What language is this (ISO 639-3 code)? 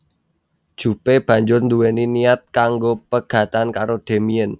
jav